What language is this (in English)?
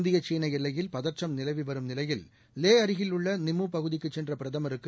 Tamil